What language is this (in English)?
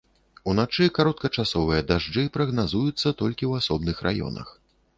Belarusian